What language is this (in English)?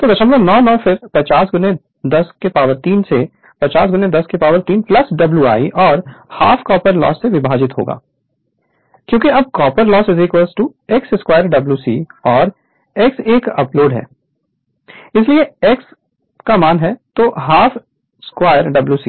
Hindi